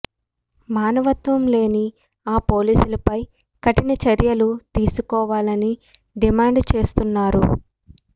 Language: Telugu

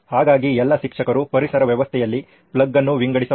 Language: Kannada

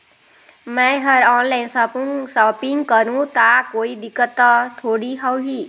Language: Chhattisgarhi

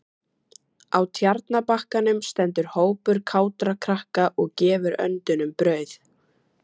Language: Icelandic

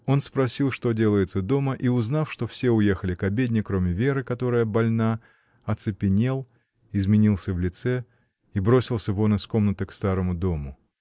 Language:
Russian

